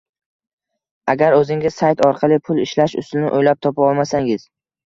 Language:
Uzbek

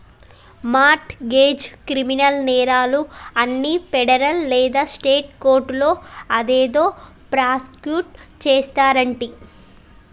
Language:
Telugu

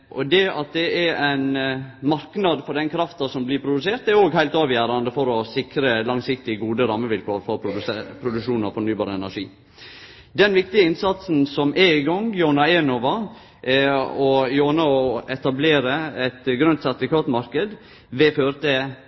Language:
Norwegian Nynorsk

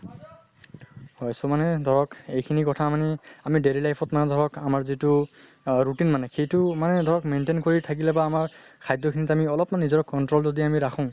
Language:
Assamese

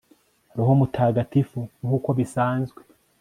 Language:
Kinyarwanda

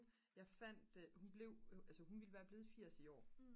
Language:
Danish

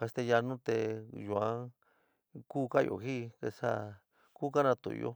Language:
San Miguel El Grande Mixtec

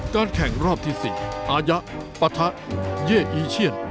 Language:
Thai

